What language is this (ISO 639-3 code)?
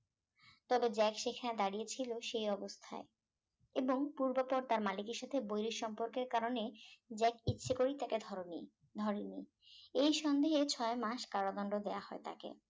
ben